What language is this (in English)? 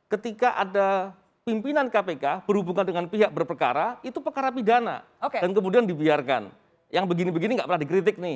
Indonesian